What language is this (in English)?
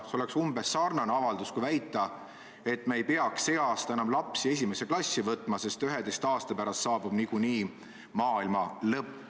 Estonian